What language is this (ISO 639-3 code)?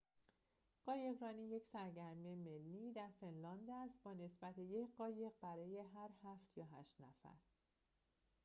fas